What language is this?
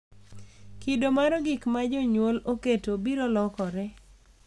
Luo (Kenya and Tanzania)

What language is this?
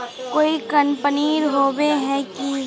Magahi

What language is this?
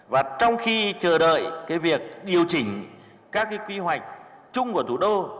Vietnamese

